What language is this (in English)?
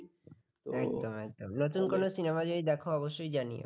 Bangla